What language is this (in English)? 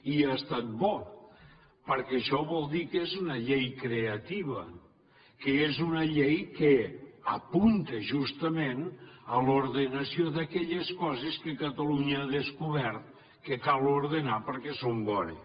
Catalan